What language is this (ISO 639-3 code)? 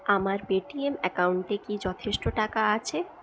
ben